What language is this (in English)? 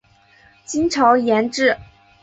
Chinese